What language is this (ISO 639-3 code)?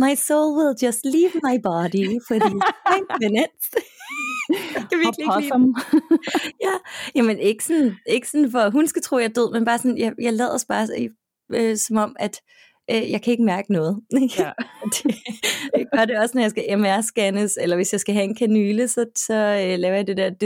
dan